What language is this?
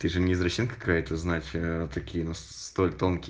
Russian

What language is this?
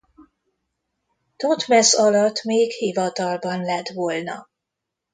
Hungarian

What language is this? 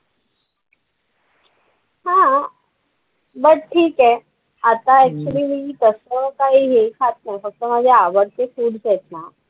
Marathi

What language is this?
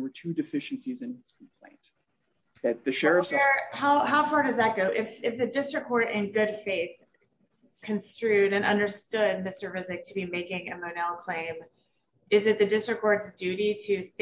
English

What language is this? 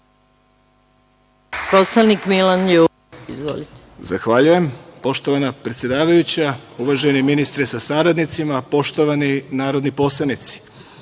Serbian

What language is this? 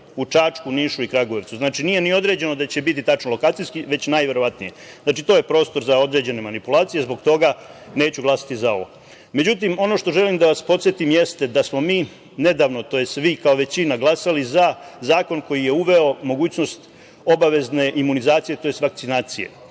Serbian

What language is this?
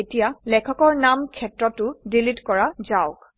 Assamese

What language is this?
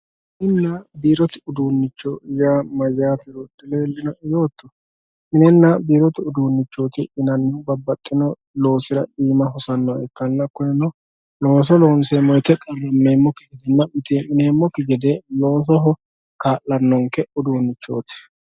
Sidamo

